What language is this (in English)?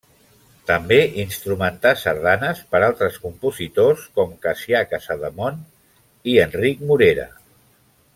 Catalan